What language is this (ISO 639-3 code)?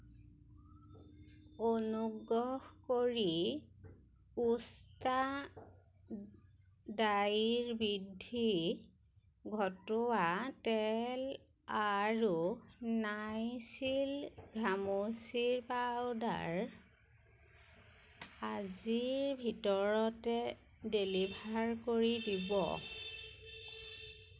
asm